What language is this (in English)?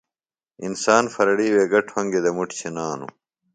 Phalura